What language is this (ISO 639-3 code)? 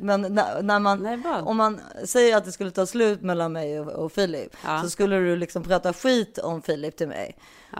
swe